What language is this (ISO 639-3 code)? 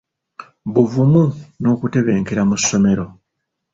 lug